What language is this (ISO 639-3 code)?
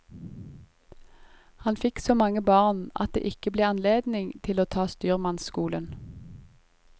nor